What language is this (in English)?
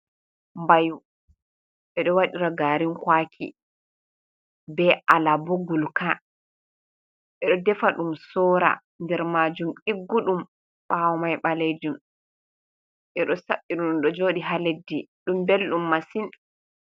Fula